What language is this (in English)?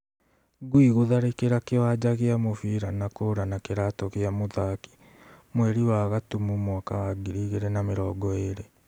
Kikuyu